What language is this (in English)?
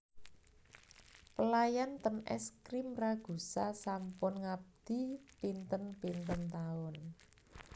Javanese